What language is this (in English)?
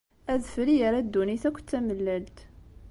Kabyle